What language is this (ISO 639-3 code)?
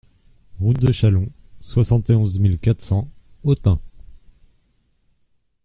fra